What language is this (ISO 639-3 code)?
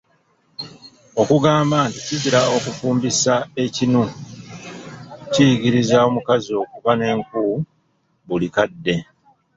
lug